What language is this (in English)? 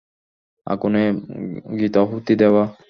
Bangla